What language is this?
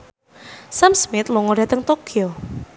Javanese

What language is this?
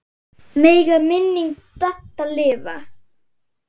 Icelandic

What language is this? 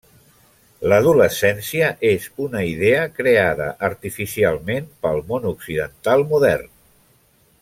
Catalan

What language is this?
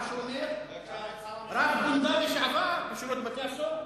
Hebrew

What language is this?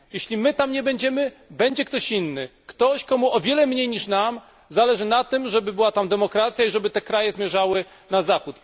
Polish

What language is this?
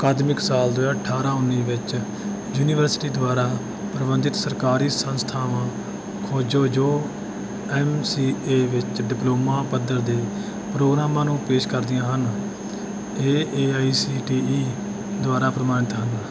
Punjabi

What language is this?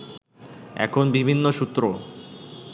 Bangla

